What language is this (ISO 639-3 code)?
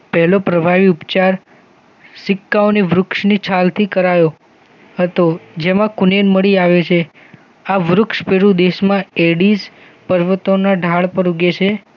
guj